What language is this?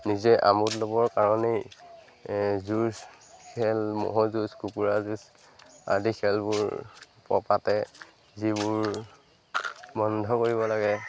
Assamese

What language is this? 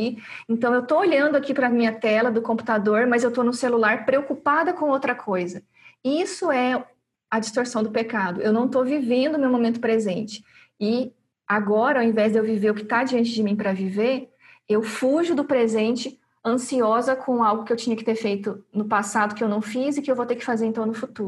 Portuguese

